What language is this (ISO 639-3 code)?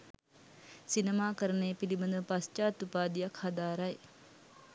sin